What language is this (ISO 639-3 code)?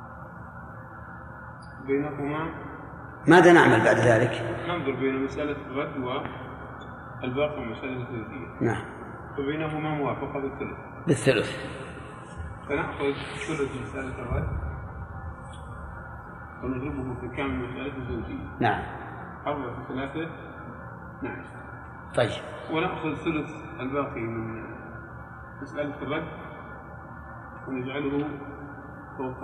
ara